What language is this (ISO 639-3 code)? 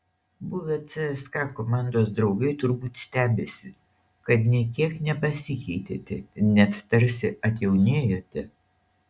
lit